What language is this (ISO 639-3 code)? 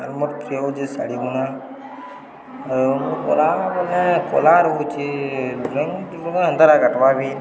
ori